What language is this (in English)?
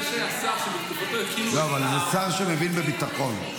Hebrew